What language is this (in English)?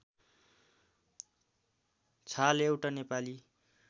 Nepali